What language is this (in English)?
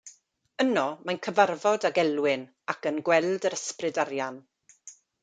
Welsh